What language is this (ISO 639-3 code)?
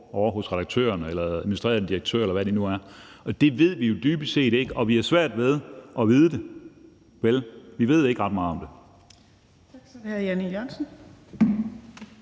dan